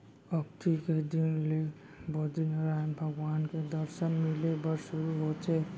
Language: Chhattisgarhi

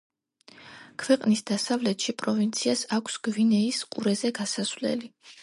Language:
Georgian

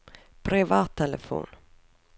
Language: Norwegian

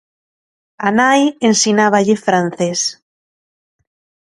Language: Galician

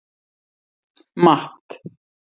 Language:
Icelandic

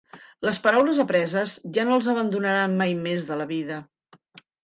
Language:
Catalan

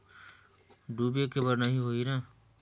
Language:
Chhattisgarhi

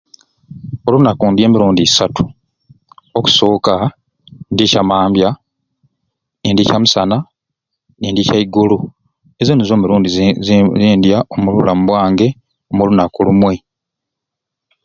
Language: Ruuli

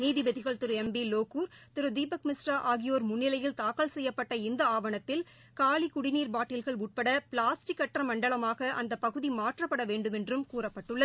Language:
Tamil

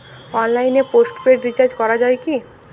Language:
Bangla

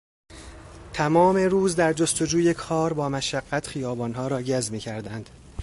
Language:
Persian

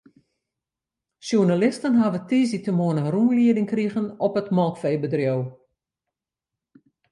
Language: Western Frisian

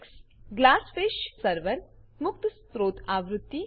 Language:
Gujarati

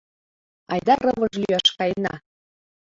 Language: Mari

